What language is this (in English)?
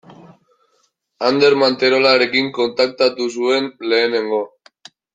Basque